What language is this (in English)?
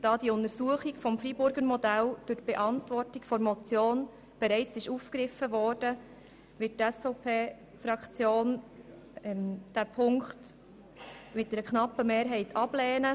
Swiss German